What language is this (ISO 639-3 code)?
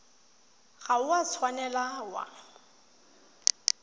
tsn